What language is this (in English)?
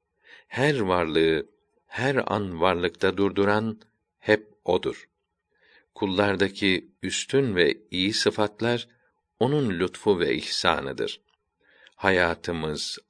Turkish